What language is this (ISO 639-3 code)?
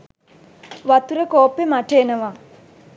sin